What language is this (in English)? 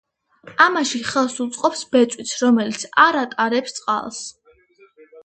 Georgian